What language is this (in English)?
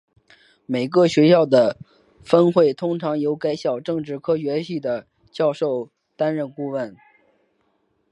Chinese